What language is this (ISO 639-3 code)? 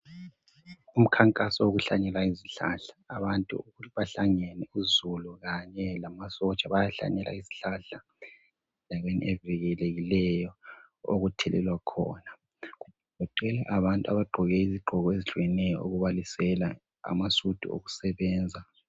nde